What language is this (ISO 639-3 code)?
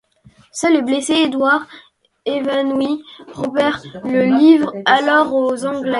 fra